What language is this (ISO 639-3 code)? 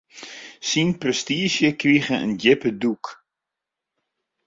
fry